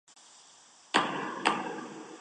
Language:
Chinese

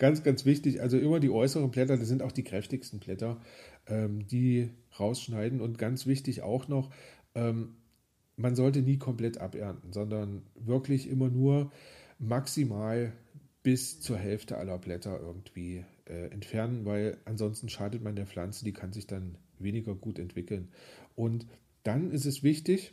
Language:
German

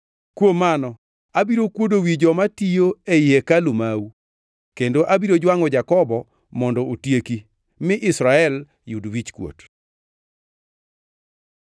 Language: Luo (Kenya and Tanzania)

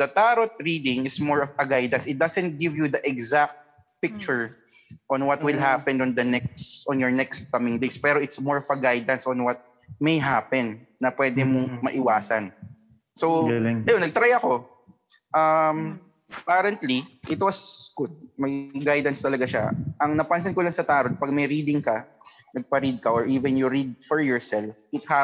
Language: Filipino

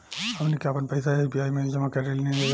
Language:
Bhojpuri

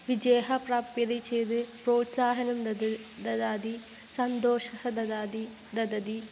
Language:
Sanskrit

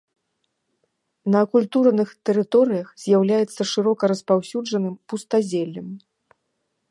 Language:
Belarusian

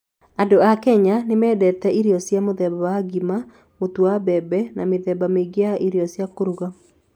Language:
Kikuyu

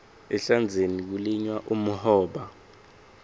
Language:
Swati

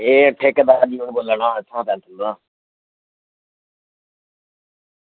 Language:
Dogri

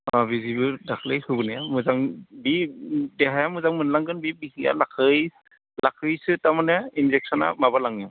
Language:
Bodo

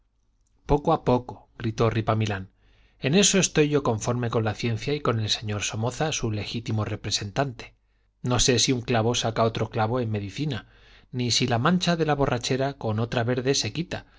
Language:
Spanish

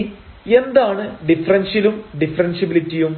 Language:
Malayalam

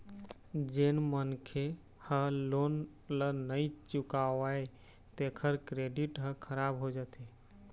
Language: Chhattisgarhi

